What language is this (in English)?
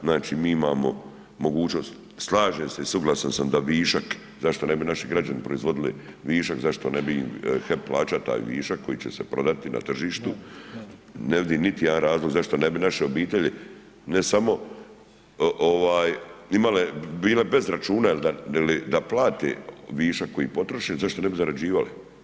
Croatian